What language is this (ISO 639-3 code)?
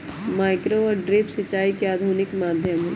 mag